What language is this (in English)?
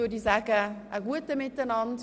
Swiss German